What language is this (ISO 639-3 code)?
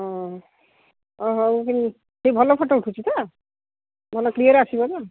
ori